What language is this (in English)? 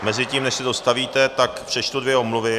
Czech